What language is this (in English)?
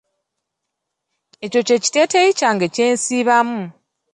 Ganda